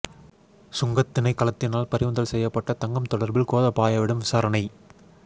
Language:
Tamil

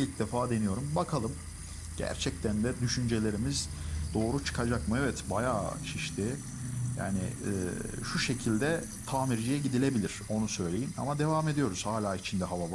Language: Turkish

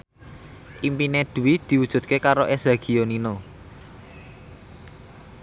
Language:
Javanese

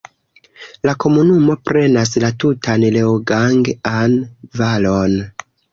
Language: Esperanto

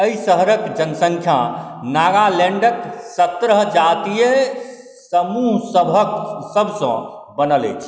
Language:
Maithili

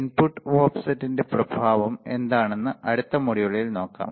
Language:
Malayalam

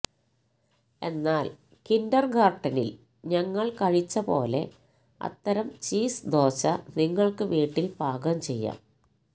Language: Malayalam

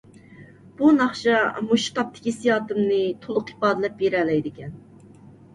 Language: Uyghur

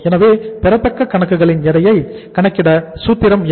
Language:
Tamil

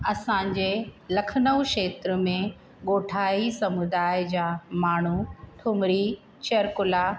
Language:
Sindhi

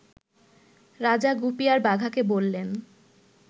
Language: Bangla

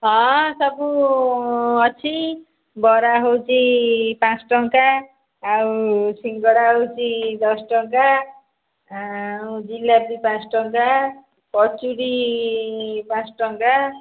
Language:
Odia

